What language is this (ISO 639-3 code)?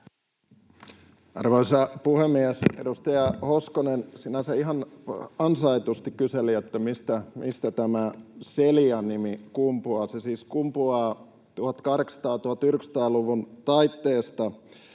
fin